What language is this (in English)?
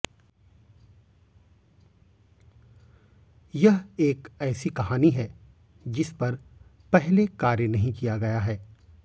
Hindi